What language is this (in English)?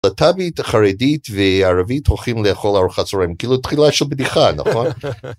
Hebrew